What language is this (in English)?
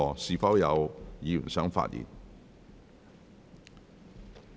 Cantonese